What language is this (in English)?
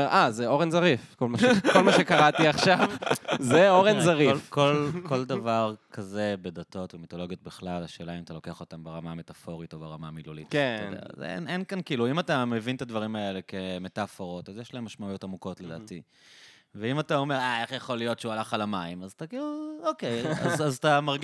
Hebrew